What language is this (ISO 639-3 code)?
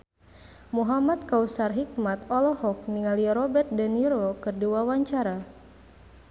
sun